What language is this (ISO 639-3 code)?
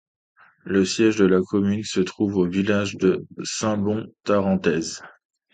fra